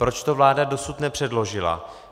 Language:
Czech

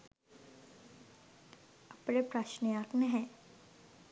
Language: Sinhala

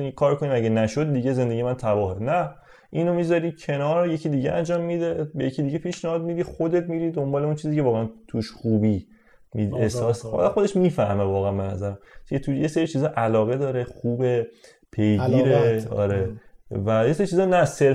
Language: Persian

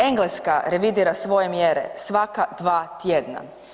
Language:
Croatian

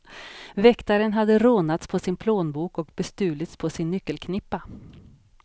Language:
Swedish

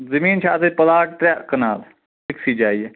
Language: Kashmiri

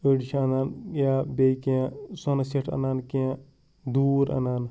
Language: Kashmiri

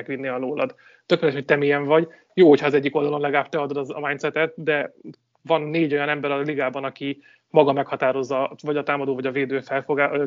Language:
Hungarian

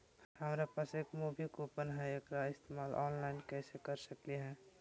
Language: Magahi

